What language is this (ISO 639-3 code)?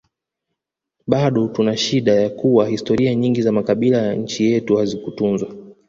swa